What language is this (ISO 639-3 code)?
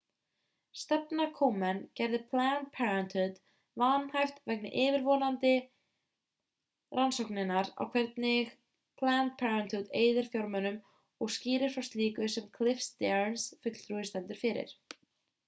isl